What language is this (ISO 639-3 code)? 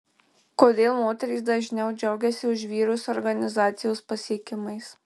lit